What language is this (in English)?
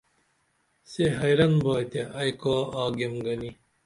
Dameli